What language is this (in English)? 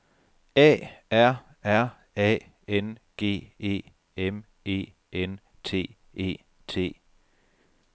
Danish